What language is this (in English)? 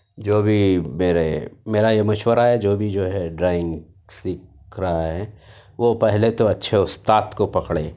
Urdu